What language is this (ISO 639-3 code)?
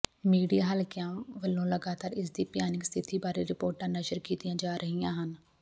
pan